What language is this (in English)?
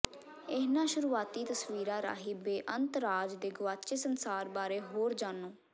Punjabi